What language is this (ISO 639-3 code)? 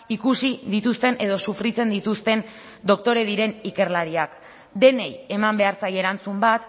eus